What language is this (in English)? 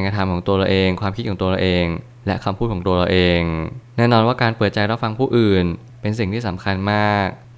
Thai